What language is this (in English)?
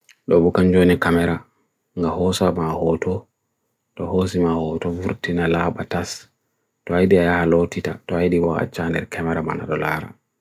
Bagirmi Fulfulde